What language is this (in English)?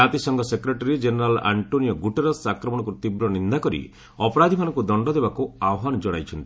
Odia